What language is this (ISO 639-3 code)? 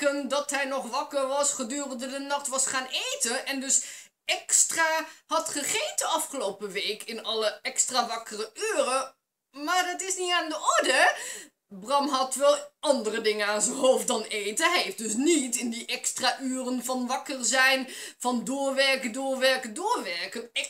nld